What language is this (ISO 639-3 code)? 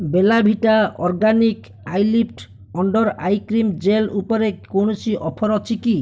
ori